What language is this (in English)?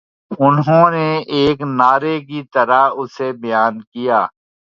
Urdu